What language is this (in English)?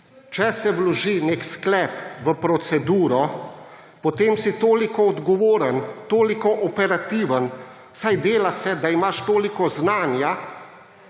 Slovenian